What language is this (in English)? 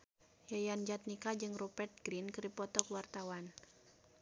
Sundanese